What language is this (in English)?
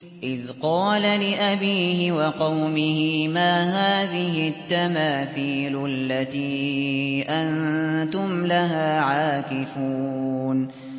Arabic